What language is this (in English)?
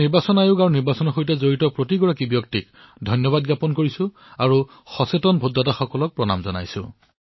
Assamese